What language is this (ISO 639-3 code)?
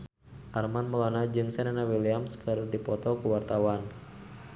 sun